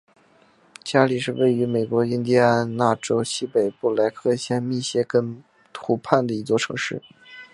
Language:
Chinese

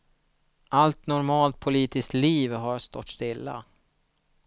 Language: Swedish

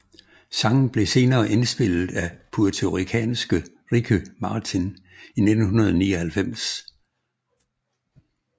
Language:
Danish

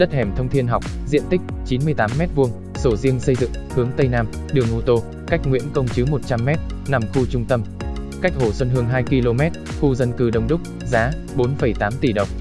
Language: Vietnamese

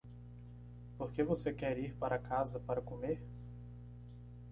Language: Portuguese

